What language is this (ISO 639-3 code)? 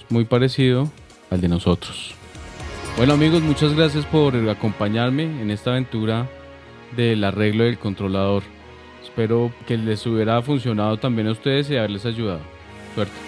spa